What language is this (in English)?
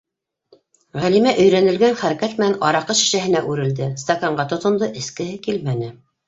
Bashkir